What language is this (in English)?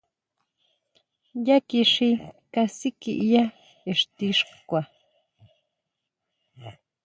Huautla Mazatec